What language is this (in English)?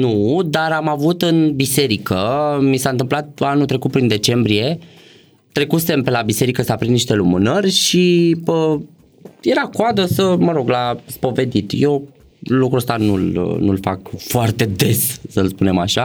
Romanian